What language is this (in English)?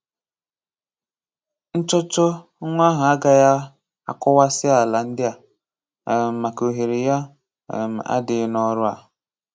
Igbo